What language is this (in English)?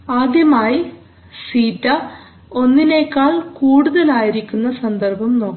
Malayalam